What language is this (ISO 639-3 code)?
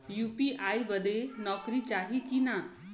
bho